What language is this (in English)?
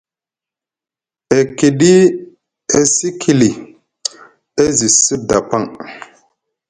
Musgu